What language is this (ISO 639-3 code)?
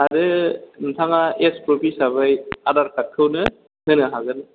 brx